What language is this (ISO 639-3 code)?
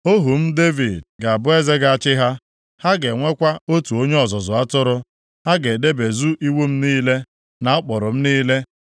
ibo